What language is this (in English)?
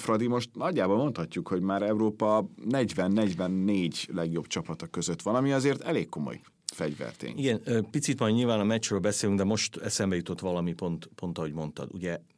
Hungarian